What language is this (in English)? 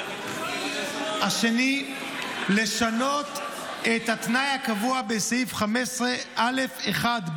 Hebrew